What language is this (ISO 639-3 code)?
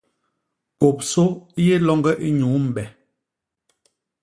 bas